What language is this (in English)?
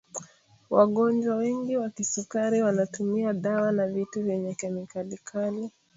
Swahili